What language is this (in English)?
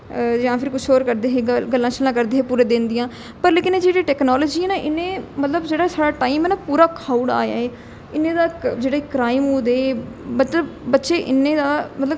Dogri